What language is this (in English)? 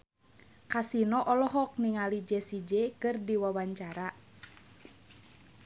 Sundanese